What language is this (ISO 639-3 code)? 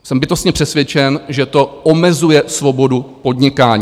ces